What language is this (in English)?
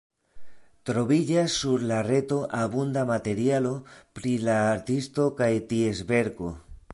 Esperanto